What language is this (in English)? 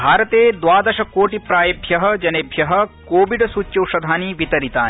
Sanskrit